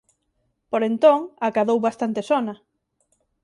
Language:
Galician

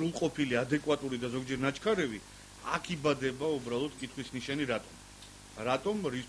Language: Romanian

